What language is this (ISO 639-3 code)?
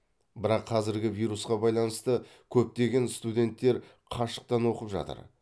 kaz